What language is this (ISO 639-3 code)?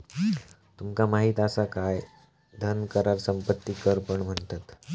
mar